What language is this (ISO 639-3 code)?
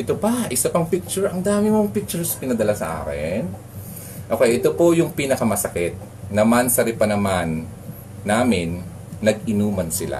fil